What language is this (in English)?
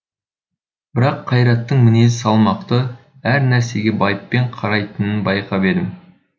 Kazakh